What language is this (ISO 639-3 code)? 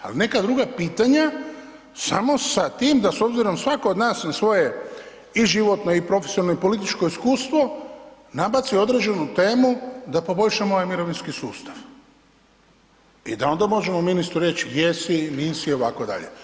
hrv